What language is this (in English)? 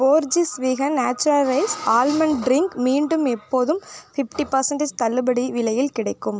Tamil